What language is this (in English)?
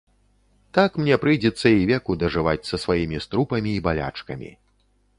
Belarusian